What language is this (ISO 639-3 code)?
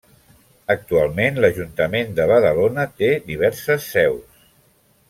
cat